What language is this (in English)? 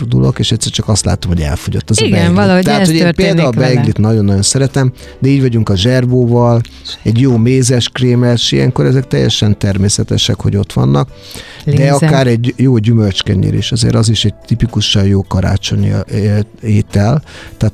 Hungarian